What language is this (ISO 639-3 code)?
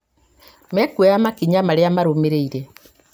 kik